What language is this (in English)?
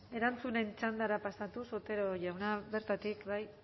Basque